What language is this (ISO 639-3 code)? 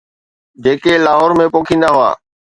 snd